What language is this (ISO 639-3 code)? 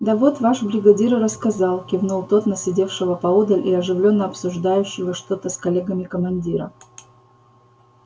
rus